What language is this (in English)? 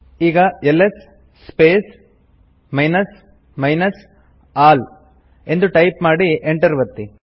Kannada